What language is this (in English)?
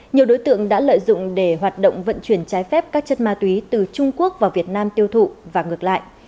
Vietnamese